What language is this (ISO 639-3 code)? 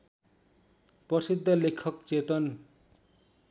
nep